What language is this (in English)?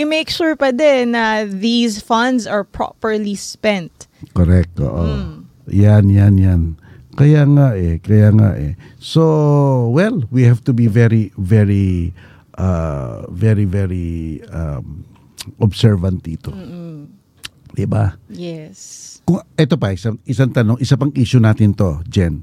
Filipino